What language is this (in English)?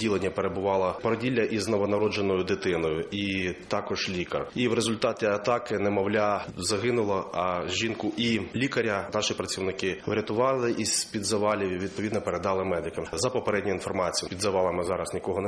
Ukrainian